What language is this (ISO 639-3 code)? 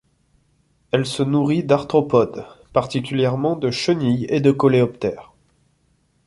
fra